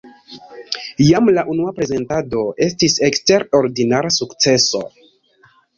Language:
Esperanto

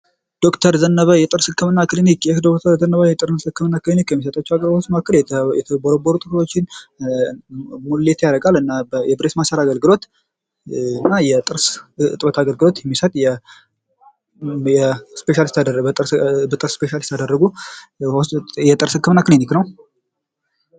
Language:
Amharic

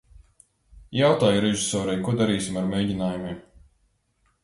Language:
Latvian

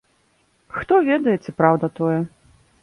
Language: Belarusian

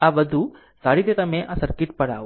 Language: Gujarati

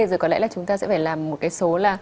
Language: Vietnamese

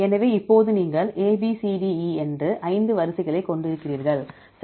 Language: Tamil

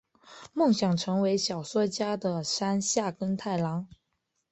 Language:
Chinese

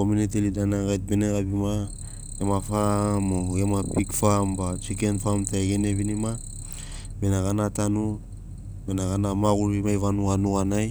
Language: Sinaugoro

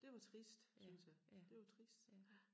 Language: Danish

